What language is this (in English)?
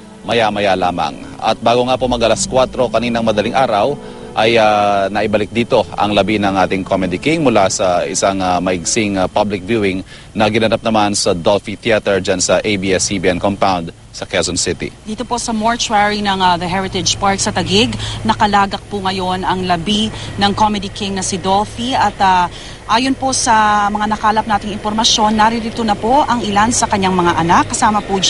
Filipino